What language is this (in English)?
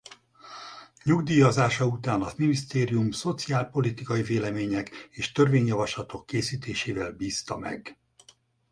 Hungarian